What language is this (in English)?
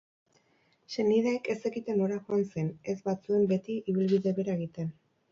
Basque